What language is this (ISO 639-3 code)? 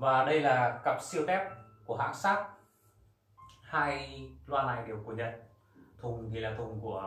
vie